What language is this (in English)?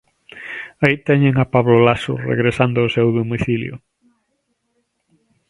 Galician